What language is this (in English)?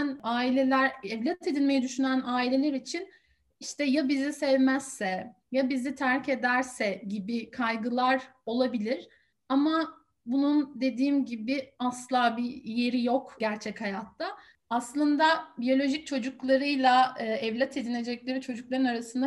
Turkish